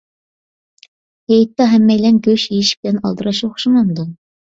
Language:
Uyghur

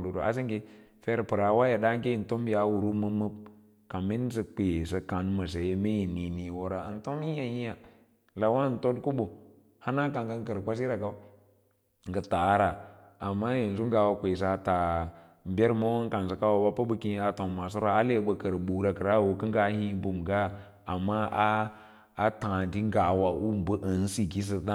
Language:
Lala-Roba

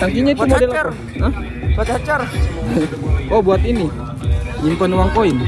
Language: Indonesian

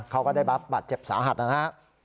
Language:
Thai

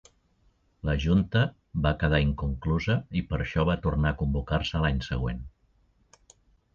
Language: Catalan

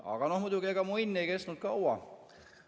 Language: Estonian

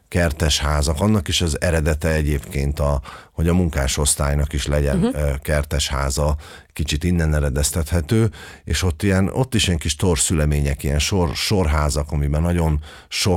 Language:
Hungarian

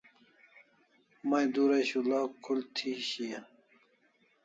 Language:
Kalasha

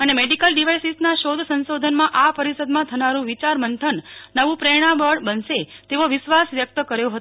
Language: Gujarati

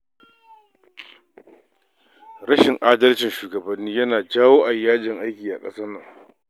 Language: Hausa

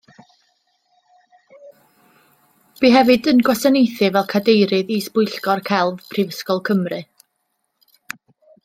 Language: Welsh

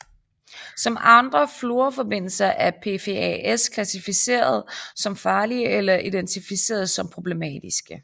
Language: Danish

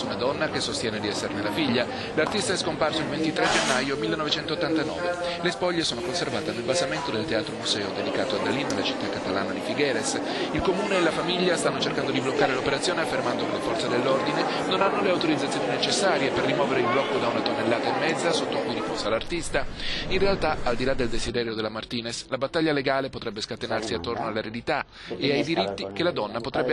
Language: Italian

